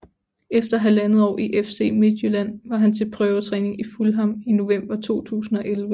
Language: Danish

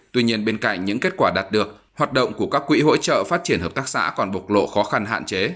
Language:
Vietnamese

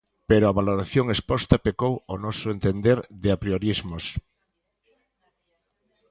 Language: Galician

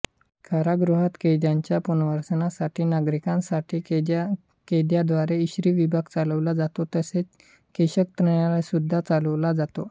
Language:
Marathi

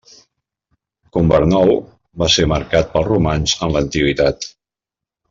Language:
Catalan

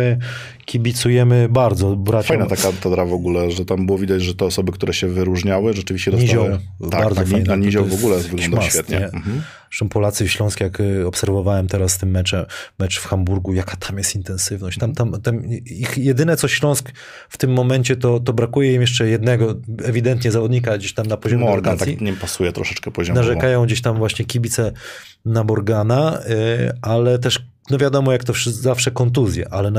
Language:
Polish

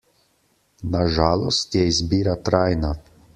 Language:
Slovenian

